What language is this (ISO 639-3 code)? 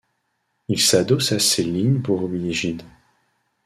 fra